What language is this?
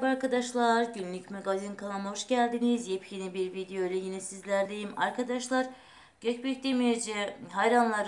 Turkish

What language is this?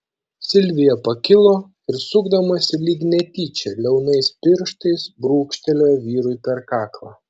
Lithuanian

